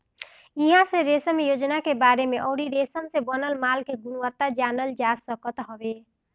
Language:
Bhojpuri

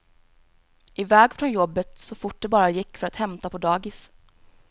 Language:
Swedish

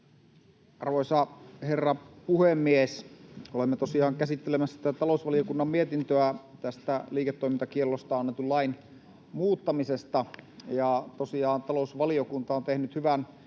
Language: Finnish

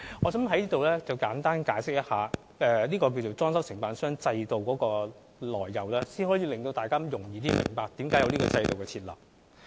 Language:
Cantonese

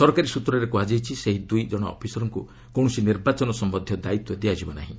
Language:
Odia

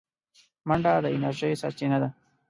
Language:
Pashto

